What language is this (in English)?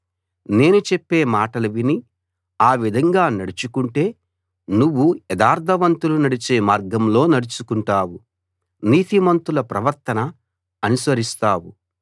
Telugu